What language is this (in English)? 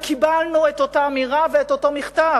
Hebrew